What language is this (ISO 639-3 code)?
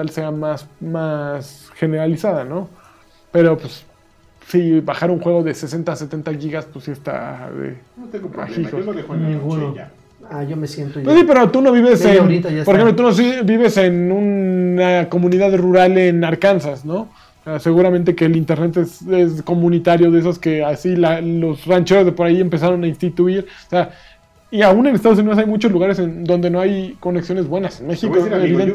spa